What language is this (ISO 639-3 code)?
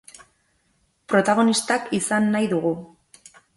eus